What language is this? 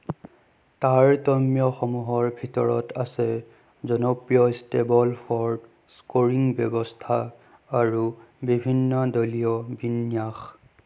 Assamese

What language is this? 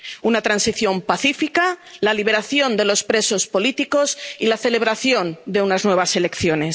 Spanish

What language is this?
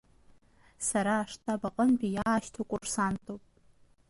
Abkhazian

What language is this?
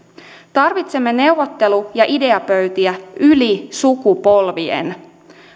Finnish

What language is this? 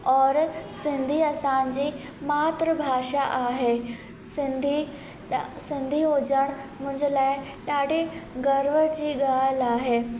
Sindhi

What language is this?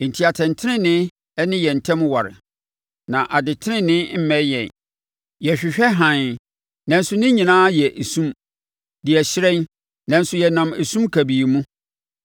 Akan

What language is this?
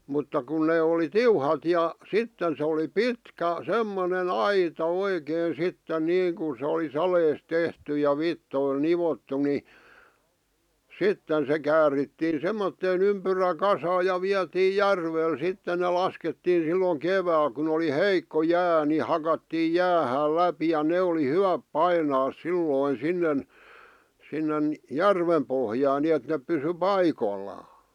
Finnish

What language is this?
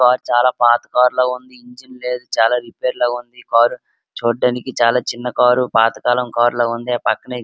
Telugu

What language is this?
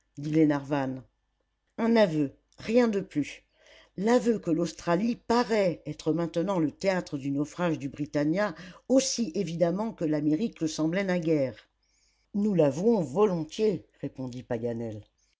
French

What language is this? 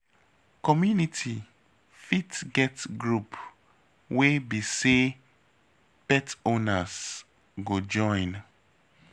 Nigerian Pidgin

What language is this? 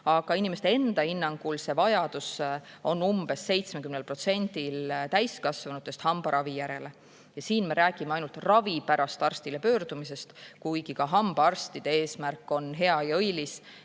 Estonian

